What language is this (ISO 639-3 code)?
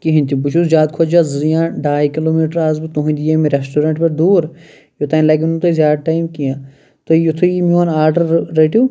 kas